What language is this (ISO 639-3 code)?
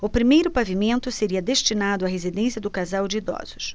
por